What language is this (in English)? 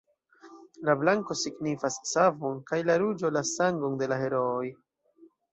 Esperanto